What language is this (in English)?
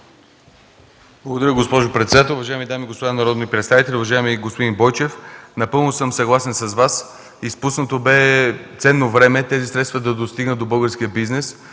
Bulgarian